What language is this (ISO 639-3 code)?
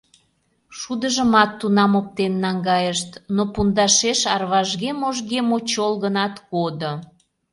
chm